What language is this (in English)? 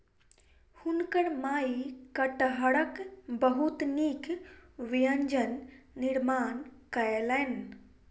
Maithili